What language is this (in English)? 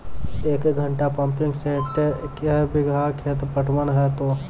Maithili